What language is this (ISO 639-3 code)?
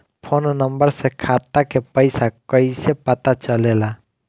bho